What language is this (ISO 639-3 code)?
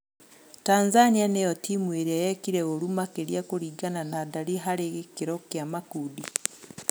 kik